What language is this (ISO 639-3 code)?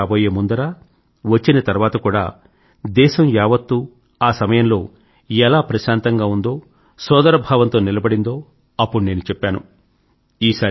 tel